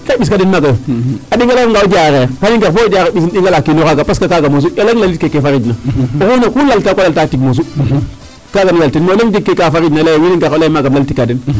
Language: Serer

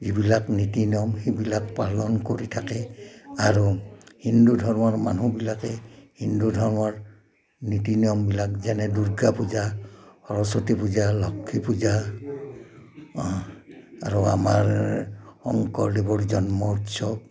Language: Assamese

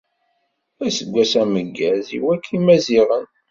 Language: Kabyle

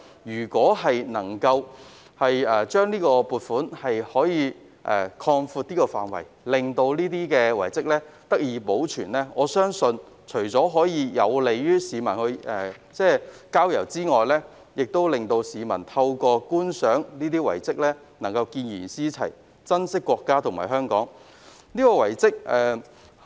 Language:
Cantonese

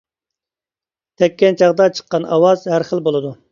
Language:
Uyghur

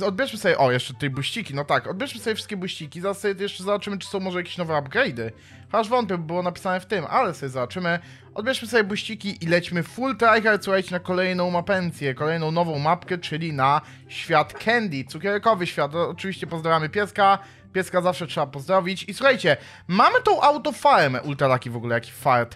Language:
Polish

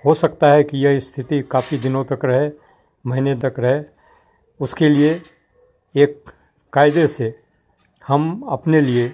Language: Hindi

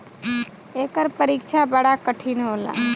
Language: Bhojpuri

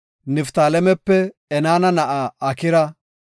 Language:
Gofa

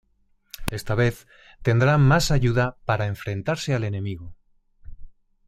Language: Spanish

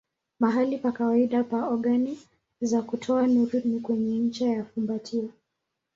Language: Swahili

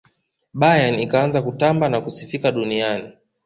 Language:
Swahili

